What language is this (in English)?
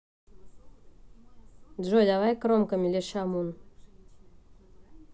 Russian